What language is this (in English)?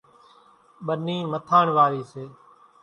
Kachi Koli